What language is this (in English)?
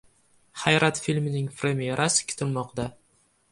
Uzbek